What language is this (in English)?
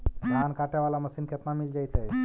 Magahi